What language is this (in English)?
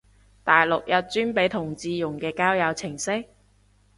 Cantonese